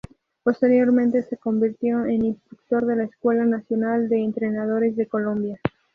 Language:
Spanish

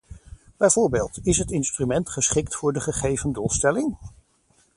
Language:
Dutch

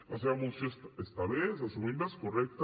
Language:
Catalan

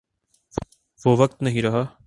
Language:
Urdu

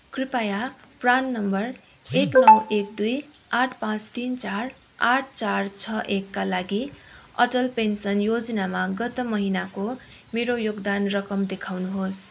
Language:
Nepali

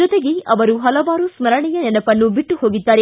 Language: Kannada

